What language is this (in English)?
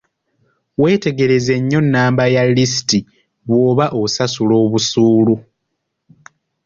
Ganda